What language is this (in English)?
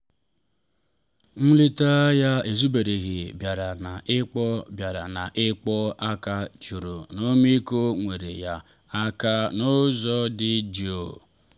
Igbo